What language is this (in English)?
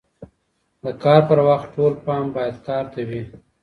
Pashto